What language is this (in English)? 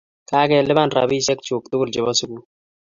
Kalenjin